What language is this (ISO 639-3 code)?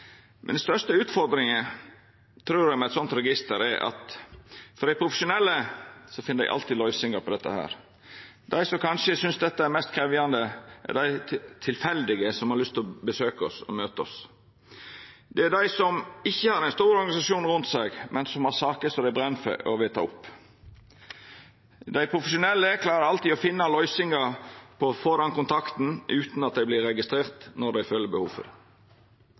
nno